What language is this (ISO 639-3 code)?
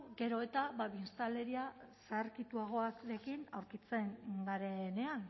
eus